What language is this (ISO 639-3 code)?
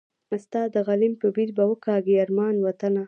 pus